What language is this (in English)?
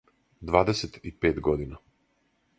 Serbian